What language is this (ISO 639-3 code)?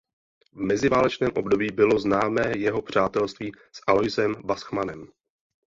ces